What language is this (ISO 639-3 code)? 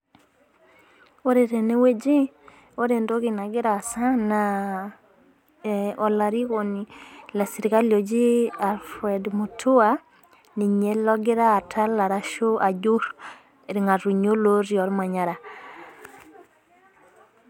mas